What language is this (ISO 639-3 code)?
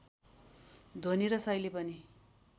nep